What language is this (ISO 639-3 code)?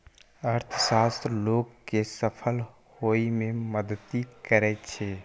mai